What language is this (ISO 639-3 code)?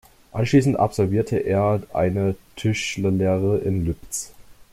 deu